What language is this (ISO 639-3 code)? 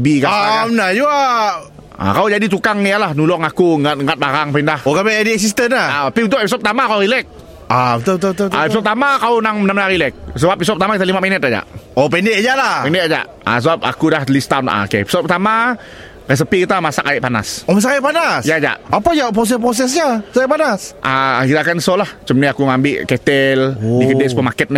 msa